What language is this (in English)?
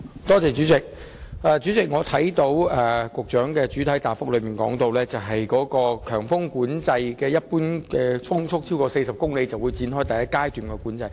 Cantonese